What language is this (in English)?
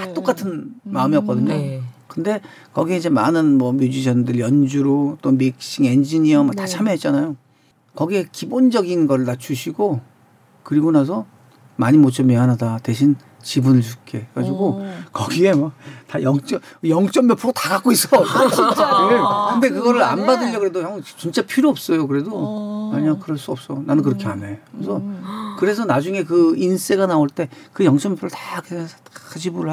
Korean